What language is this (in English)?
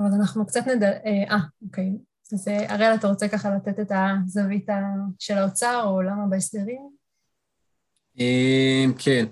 Hebrew